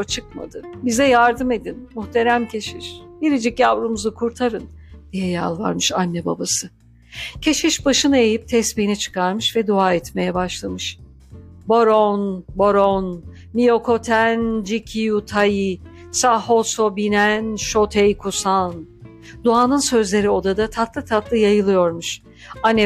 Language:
Turkish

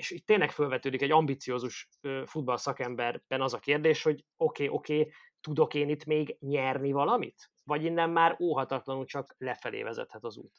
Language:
Hungarian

